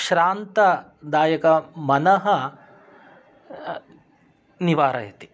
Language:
Sanskrit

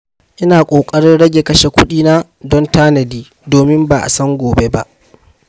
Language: Hausa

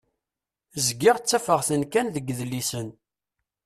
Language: Kabyle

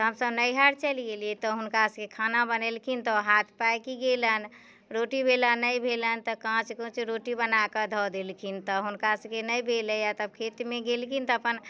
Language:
Maithili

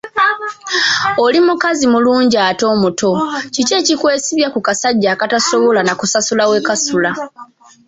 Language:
Ganda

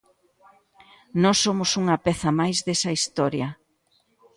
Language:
Galician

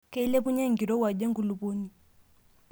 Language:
Masai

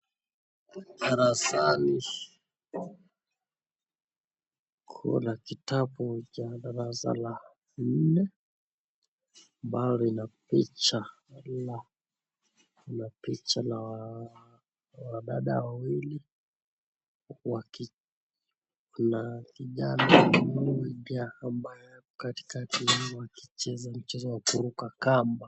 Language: Swahili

